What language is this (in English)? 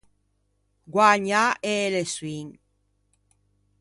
Ligurian